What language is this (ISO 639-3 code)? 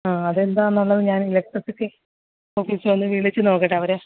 mal